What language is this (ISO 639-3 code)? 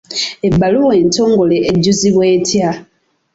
lug